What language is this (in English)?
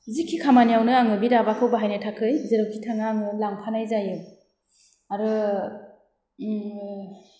Bodo